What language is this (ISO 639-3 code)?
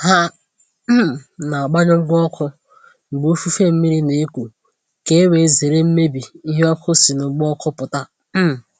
ibo